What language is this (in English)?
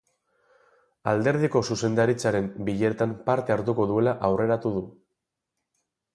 Basque